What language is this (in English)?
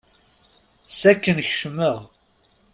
Kabyle